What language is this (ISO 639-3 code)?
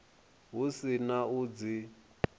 ven